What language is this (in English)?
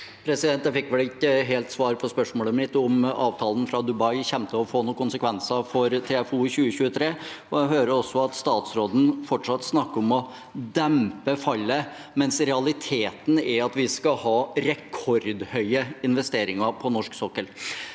Norwegian